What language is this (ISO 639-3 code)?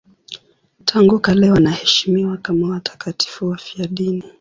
swa